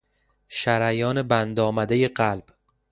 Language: Persian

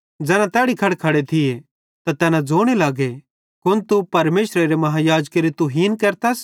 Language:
Bhadrawahi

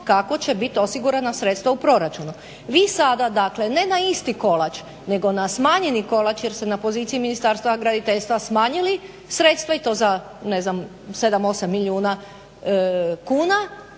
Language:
Croatian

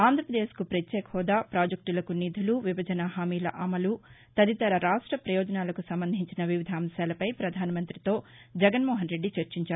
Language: Telugu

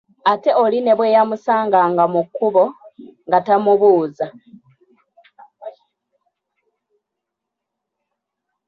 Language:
Ganda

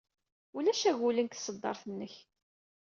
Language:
Kabyle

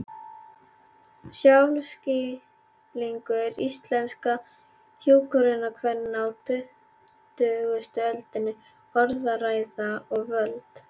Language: Icelandic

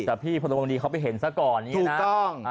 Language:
Thai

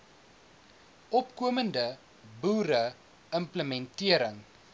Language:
Afrikaans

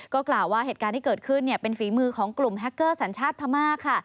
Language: Thai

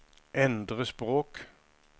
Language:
Norwegian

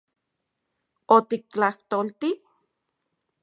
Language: Central Puebla Nahuatl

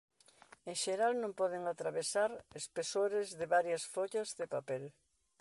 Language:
Galician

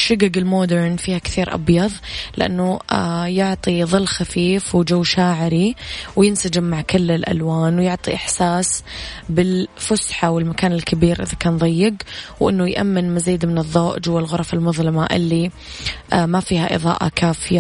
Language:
Arabic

